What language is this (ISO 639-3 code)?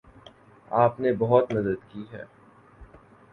urd